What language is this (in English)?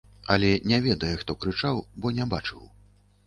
Belarusian